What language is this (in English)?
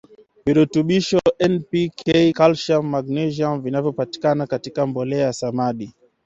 Swahili